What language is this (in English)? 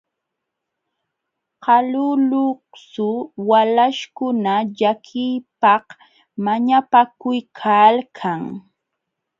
Jauja Wanca Quechua